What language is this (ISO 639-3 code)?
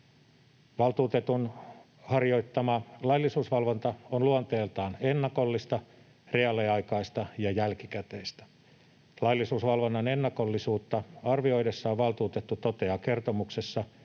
fin